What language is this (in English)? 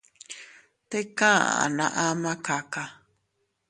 Teutila Cuicatec